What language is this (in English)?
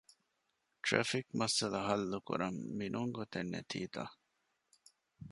Divehi